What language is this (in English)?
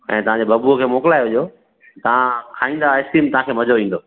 Sindhi